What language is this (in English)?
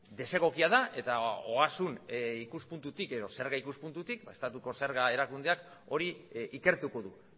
Basque